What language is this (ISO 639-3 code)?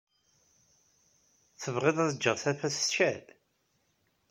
kab